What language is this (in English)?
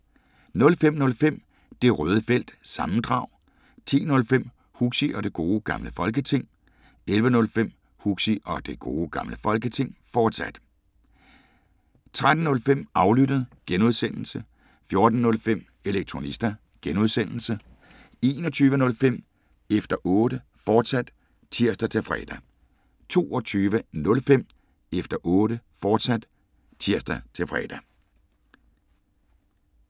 Danish